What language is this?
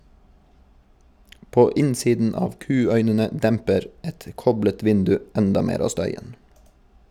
Norwegian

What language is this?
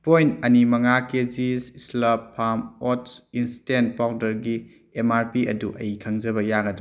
Manipuri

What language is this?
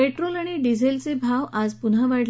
Marathi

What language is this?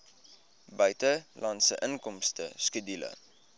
Afrikaans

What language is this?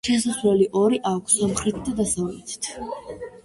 Georgian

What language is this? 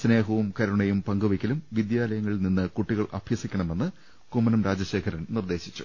Malayalam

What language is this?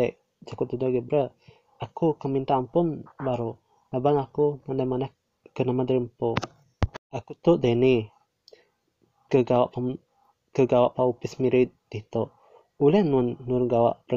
Malay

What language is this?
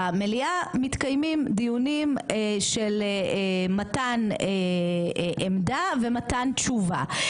Hebrew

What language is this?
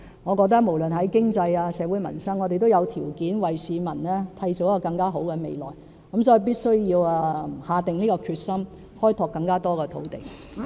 Cantonese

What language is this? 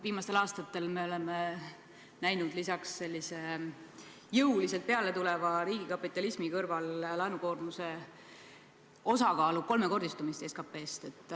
Estonian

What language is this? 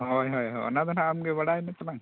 Santali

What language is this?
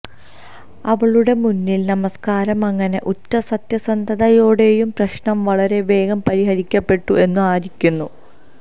Malayalam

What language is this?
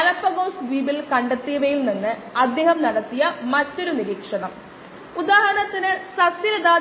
Malayalam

